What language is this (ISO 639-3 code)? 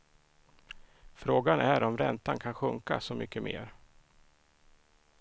swe